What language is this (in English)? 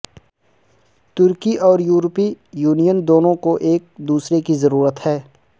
Urdu